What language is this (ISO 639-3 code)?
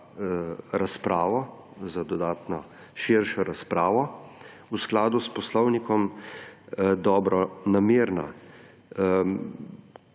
slv